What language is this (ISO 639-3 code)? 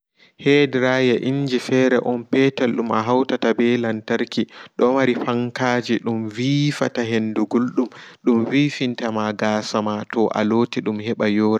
ful